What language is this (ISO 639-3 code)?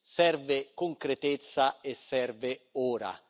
ita